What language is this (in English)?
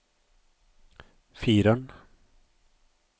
Norwegian